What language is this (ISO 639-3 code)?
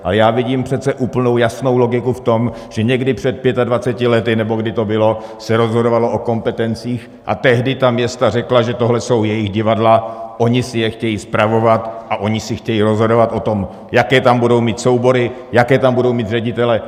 ces